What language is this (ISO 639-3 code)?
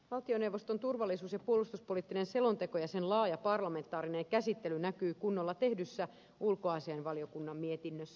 fin